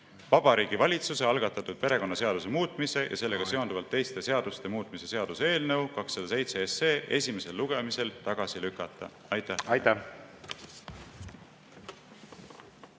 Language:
Estonian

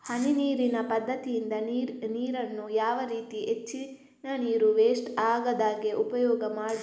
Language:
Kannada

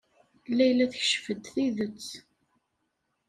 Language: Kabyle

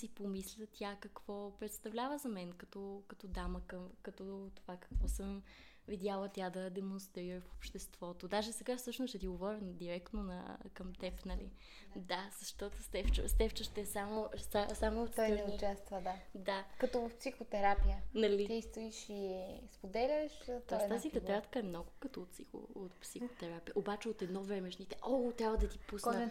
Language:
Bulgarian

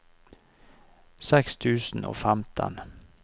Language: Norwegian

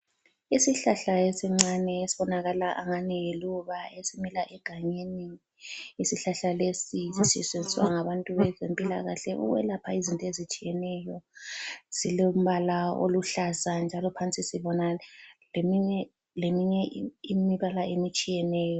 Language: North Ndebele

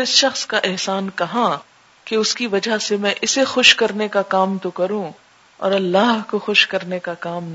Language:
Urdu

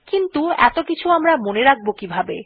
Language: Bangla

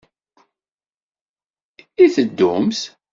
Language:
Kabyle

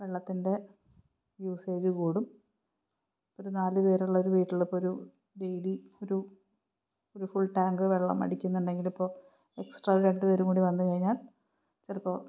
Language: Malayalam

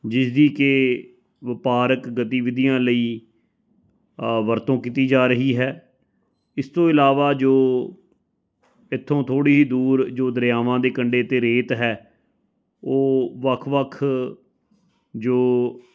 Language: Punjabi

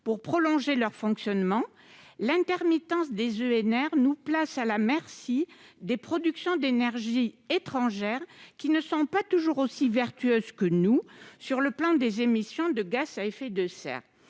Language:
French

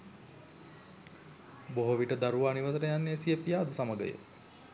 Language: Sinhala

